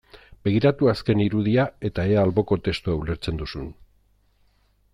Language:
Basque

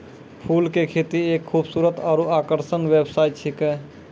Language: Maithili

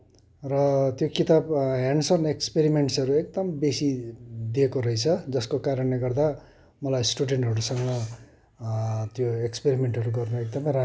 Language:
Nepali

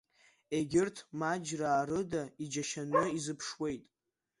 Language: Abkhazian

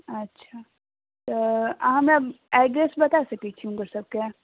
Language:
Maithili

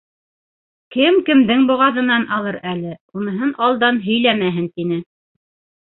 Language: Bashkir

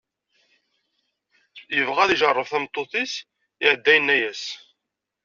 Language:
Kabyle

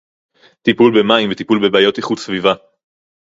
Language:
Hebrew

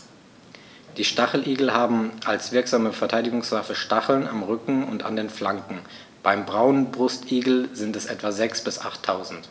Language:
German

